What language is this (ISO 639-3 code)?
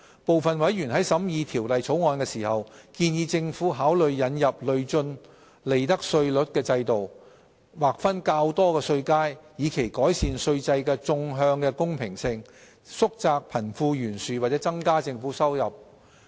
yue